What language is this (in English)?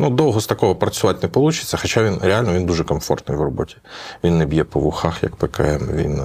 Ukrainian